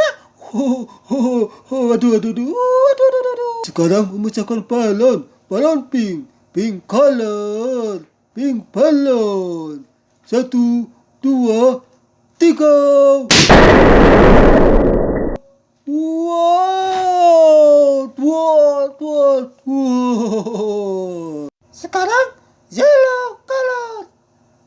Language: Indonesian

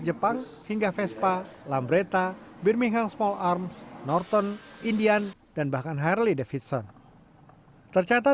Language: Indonesian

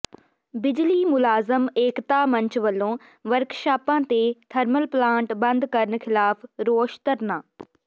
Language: Punjabi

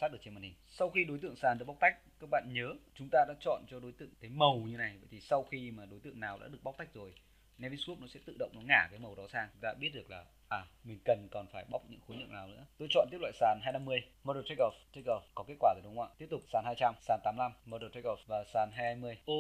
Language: Vietnamese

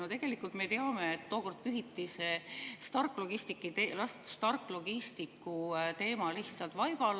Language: Estonian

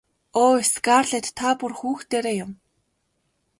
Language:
Mongolian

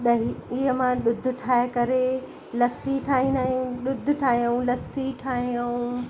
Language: Sindhi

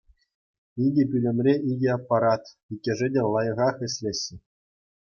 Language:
Chuvash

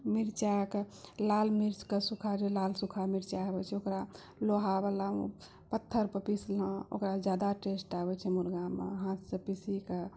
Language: Maithili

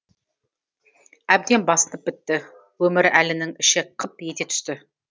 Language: Kazakh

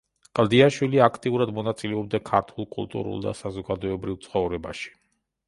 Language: Georgian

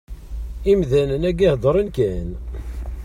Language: Kabyle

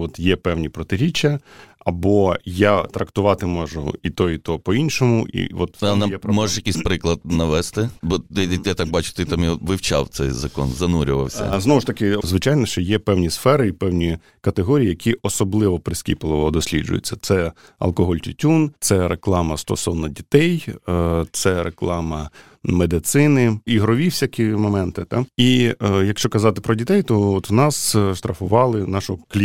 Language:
Ukrainian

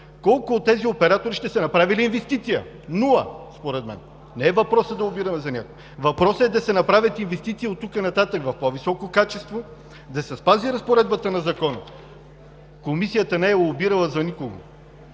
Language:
Bulgarian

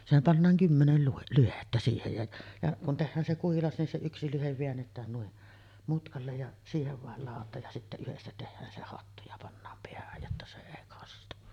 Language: Finnish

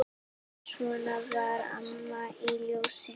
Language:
Icelandic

